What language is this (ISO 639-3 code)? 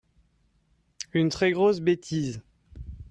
fra